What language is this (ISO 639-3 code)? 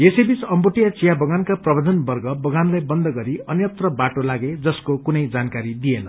nep